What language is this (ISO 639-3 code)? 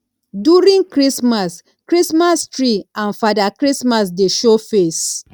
pcm